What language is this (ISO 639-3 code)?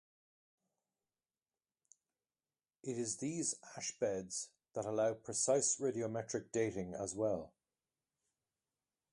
eng